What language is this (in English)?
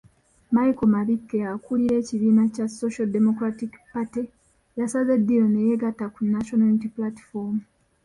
Ganda